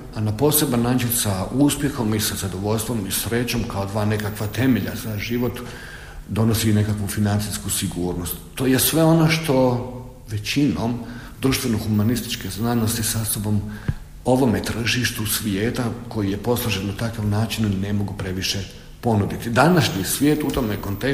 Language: Croatian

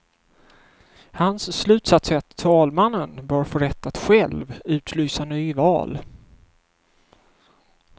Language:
Swedish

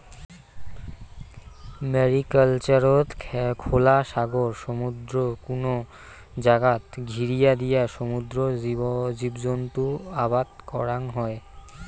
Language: Bangla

